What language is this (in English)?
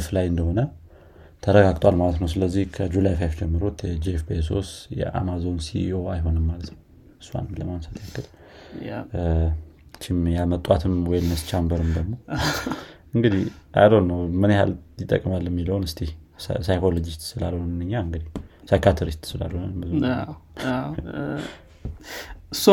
Amharic